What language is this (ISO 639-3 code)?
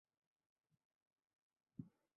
ben